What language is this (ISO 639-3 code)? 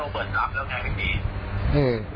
tha